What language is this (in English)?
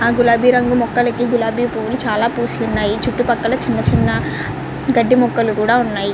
Telugu